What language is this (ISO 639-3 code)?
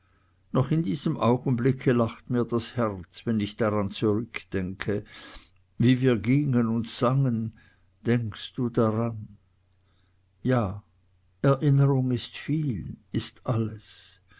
deu